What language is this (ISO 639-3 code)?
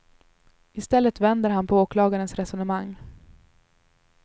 swe